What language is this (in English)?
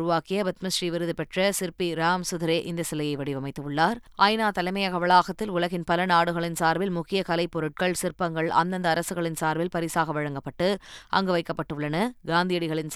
Tamil